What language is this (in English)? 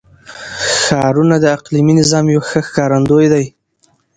Pashto